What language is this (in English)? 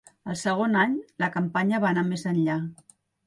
Catalan